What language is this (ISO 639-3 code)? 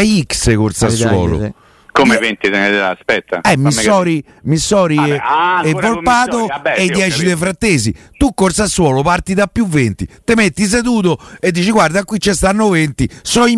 ita